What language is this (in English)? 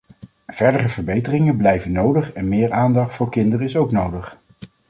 Dutch